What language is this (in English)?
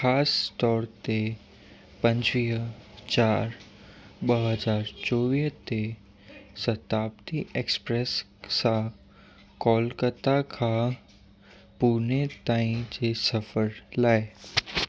Sindhi